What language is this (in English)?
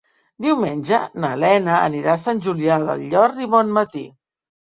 Catalan